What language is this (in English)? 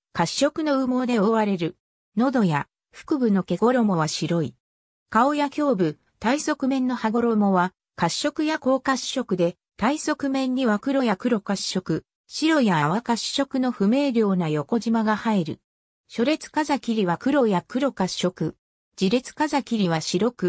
Japanese